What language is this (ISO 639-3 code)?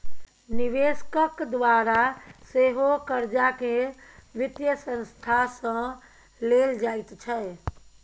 mai